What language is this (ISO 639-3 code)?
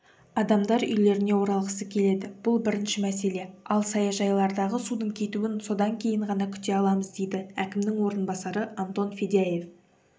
kaz